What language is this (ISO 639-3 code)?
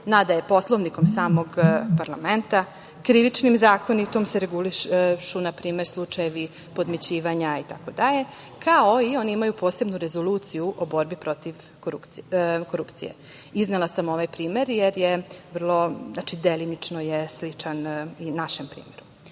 srp